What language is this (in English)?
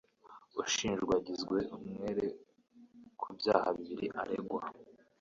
Kinyarwanda